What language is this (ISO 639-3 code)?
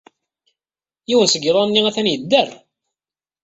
kab